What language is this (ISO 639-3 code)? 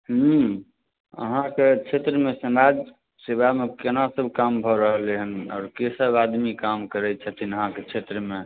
mai